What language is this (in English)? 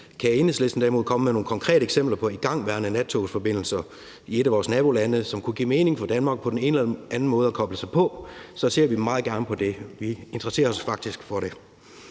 Danish